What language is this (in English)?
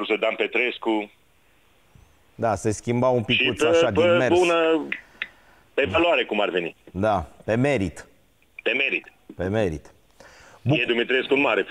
Romanian